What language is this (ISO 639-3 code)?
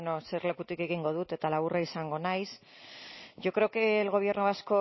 eus